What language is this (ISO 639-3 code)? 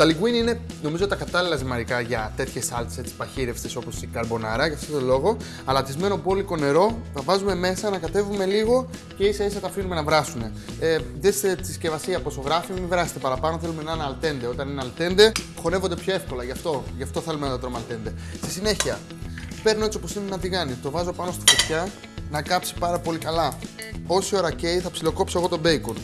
ell